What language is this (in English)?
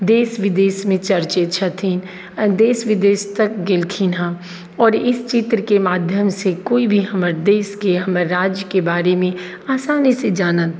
Maithili